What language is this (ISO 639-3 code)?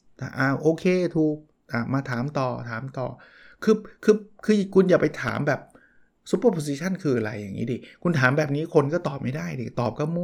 tha